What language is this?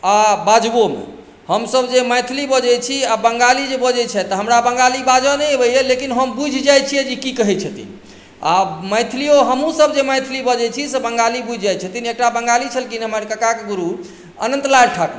Maithili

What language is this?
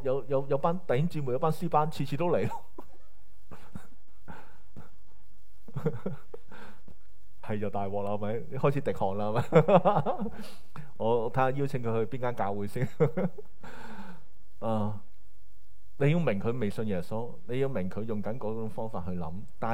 Chinese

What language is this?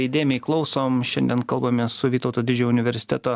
Lithuanian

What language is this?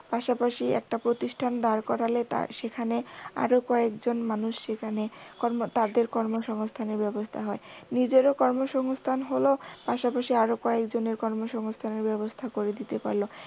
Bangla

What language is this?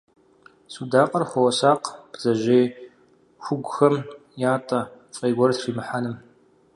Kabardian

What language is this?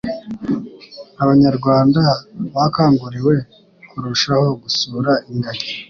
Kinyarwanda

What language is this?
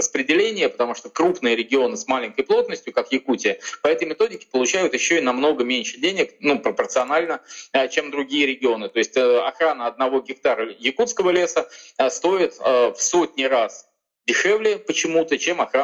Russian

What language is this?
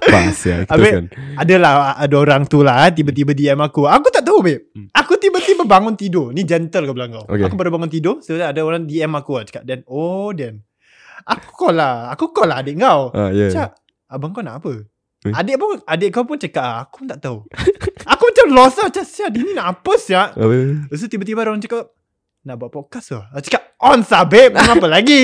Malay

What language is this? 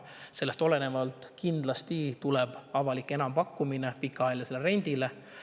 Estonian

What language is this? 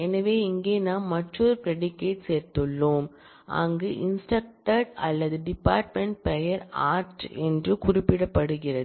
Tamil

